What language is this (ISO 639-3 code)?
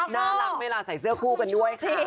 tha